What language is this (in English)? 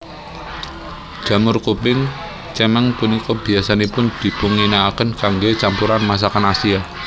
Javanese